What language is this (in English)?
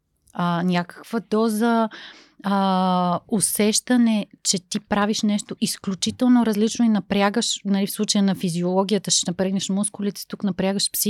Bulgarian